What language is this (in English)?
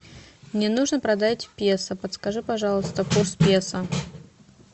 Russian